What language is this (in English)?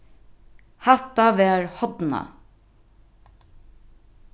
Faroese